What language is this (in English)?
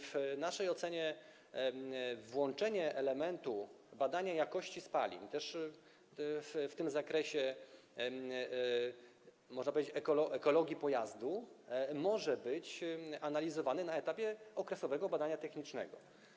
Polish